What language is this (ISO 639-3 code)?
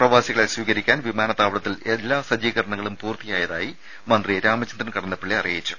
mal